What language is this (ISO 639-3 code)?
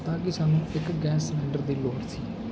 pan